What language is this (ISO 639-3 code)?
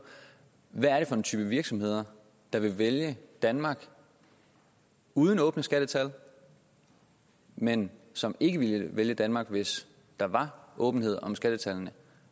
dan